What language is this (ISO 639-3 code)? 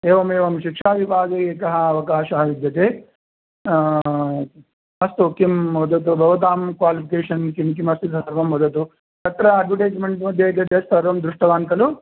san